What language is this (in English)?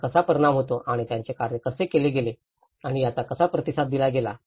Marathi